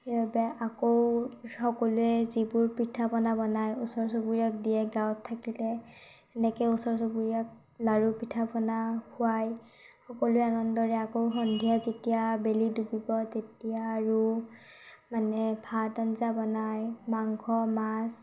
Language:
Assamese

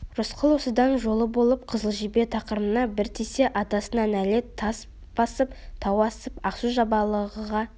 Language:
Kazakh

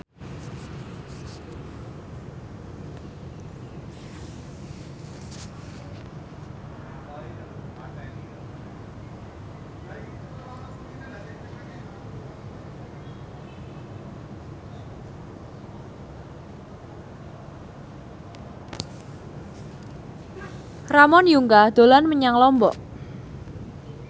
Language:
Javanese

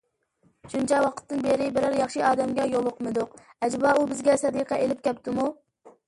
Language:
Uyghur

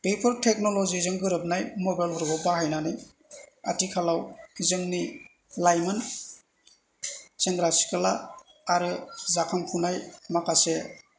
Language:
Bodo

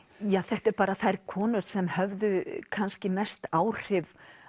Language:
Icelandic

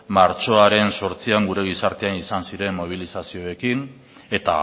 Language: Basque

